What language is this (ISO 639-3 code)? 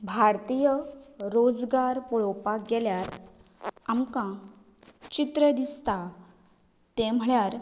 kok